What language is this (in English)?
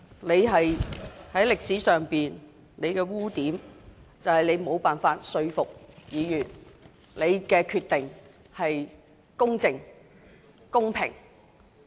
Cantonese